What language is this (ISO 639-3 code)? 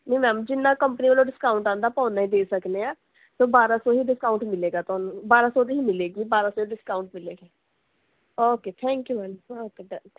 pan